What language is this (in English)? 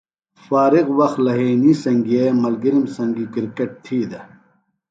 Phalura